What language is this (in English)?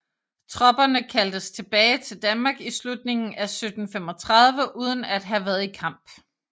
Danish